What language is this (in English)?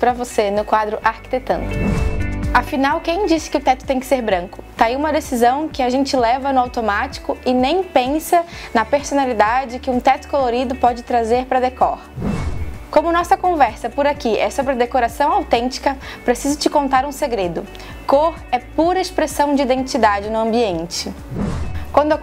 Portuguese